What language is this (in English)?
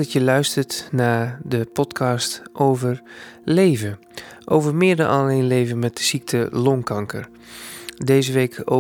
Dutch